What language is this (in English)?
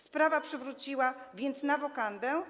Polish